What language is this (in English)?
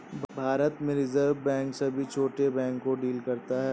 Hindi